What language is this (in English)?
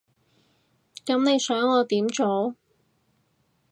Cantonese